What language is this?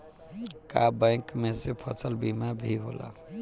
Bhojpuri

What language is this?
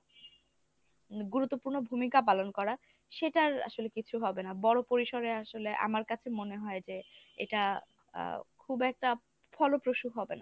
Bangla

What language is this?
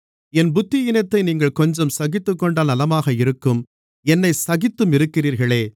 Tamil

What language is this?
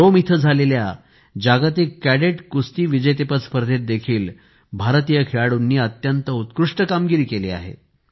Marathi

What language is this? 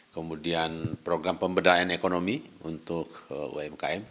Indonesian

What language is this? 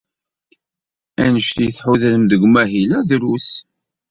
Kabyle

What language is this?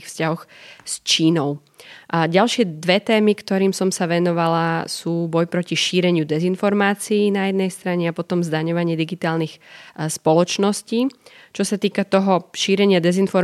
Slovak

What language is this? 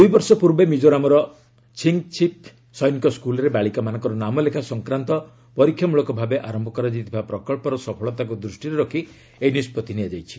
Odia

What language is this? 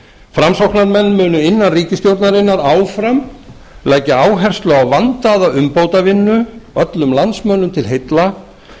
Icelandic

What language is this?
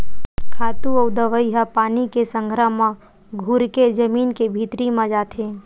Chhattisgarhi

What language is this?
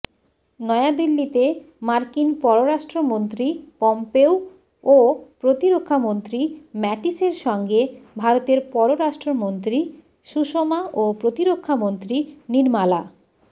Bangla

